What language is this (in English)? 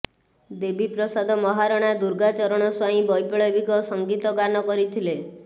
Odia